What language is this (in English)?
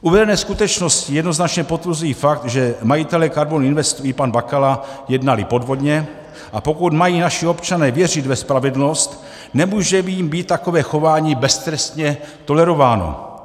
Czech